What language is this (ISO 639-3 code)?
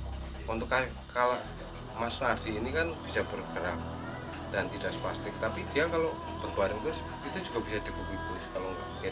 ind